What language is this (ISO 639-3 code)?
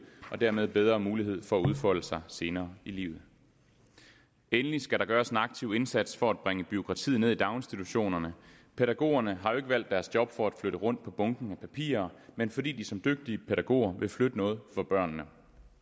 dan